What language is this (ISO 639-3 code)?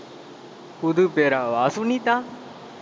tam